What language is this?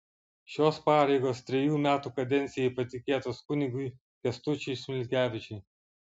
Lithuanian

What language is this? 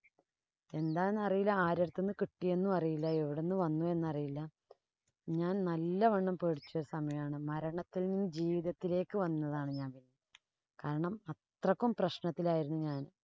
Malayalam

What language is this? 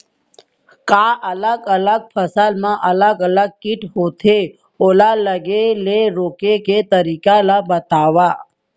Chhattisgarhi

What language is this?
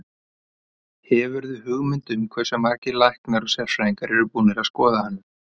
Icelandic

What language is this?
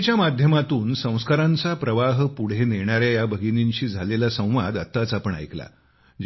Marathi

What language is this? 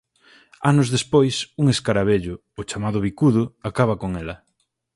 Galician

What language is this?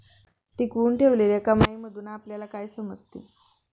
Marathi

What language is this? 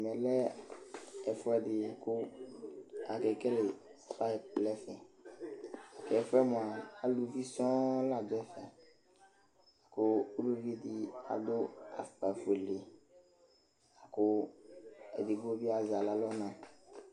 Ikposo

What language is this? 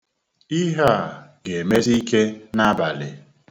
Igbo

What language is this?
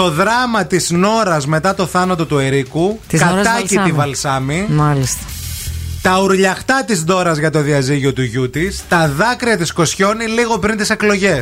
Greek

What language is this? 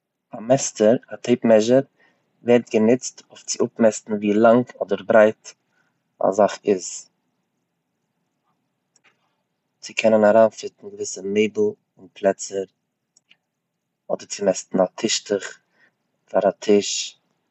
Yiddish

